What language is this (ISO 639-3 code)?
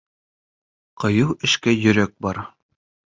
bak